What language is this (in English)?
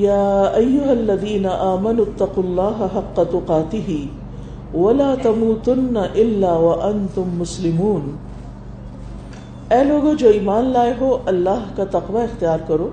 Urdu